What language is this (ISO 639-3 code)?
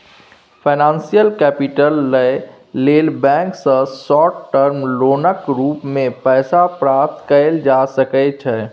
mai